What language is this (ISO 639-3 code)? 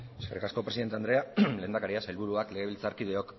eus